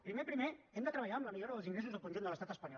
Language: Catalan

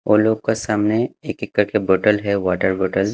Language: Hindi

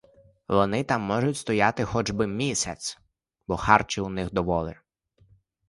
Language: Ukrainian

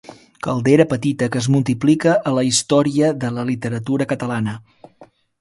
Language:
Catalan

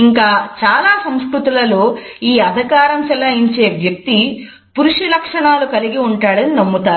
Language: Telugu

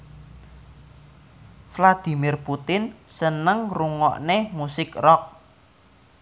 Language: Javanese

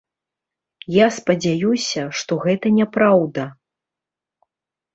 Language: Belarusian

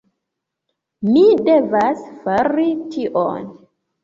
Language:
Esperanto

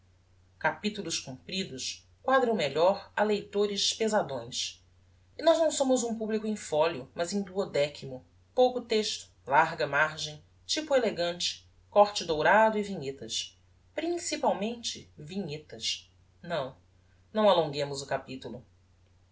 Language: Portuguese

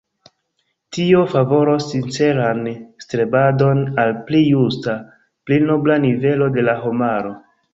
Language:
Esperanto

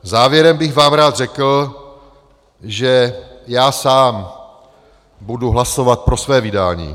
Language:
Czech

